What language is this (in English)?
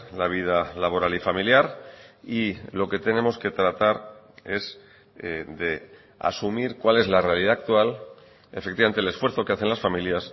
Spanish